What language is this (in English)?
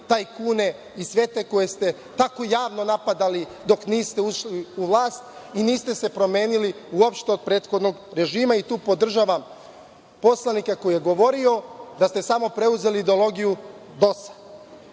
Serbian